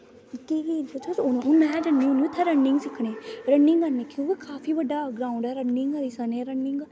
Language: Dogri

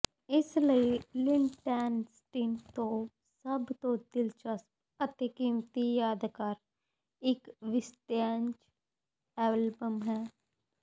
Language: Punjabi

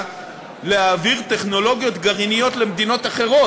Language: Hebrew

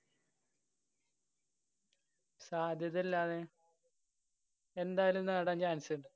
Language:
Malayalam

